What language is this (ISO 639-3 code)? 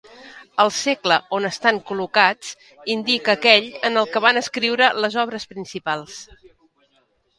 cat